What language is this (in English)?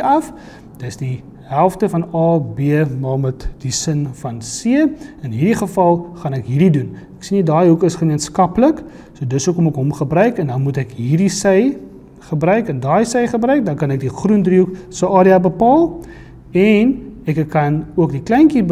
Dutch